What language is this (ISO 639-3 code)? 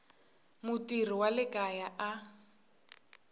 tso